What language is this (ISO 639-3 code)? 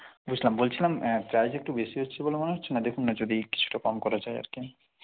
ben